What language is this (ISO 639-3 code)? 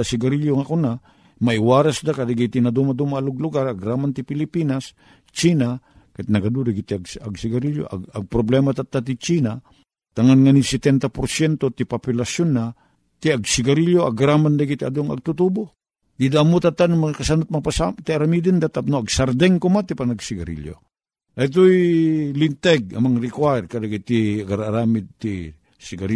fil